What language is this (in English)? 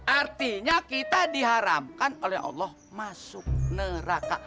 Indonesian